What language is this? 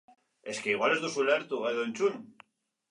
Basque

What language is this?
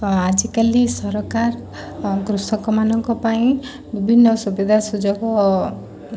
Odia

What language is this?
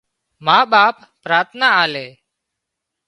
Wadiyara Koli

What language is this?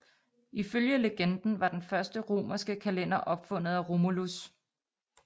Danish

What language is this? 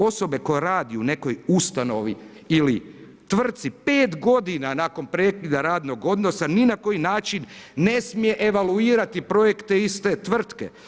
Croatian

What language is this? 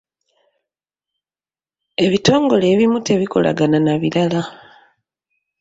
Ganda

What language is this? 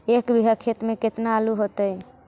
Magahi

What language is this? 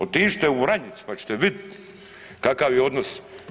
Croatian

